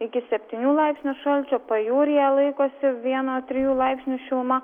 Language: Lithuanian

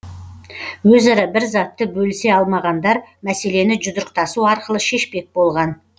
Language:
Kazakh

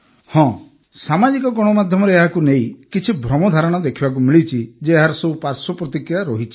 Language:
Odia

